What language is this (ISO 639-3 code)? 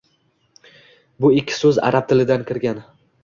uzb